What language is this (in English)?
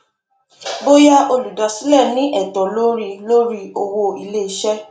Yoruba